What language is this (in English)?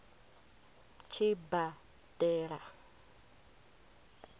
Venda